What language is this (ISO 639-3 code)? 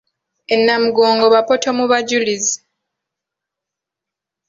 lug